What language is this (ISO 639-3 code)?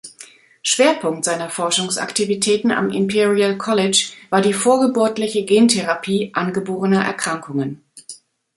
deu